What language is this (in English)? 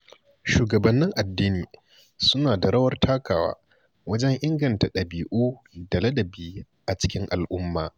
Hausa